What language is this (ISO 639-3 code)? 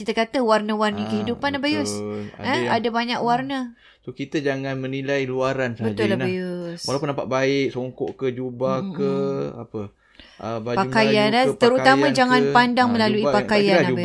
msa